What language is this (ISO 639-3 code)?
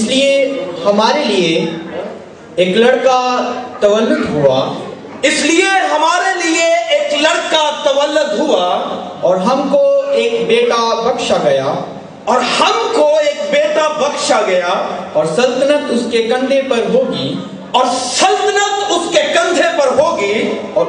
urd